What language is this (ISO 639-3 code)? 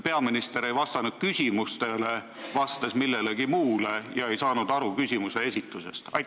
est